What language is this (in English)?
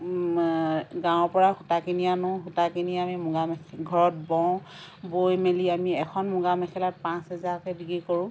Assamese